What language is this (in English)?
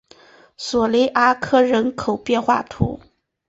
Chinese